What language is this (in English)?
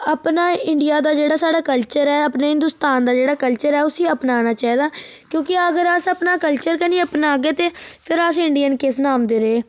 Dogri